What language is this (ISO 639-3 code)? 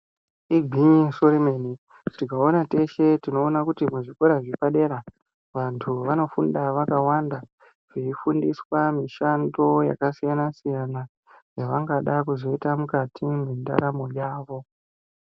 ndc